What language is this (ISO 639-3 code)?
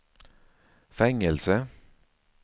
swe